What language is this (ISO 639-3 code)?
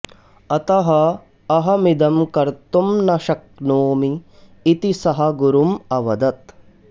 san